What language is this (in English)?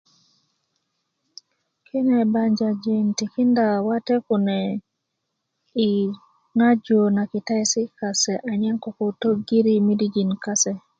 Kuku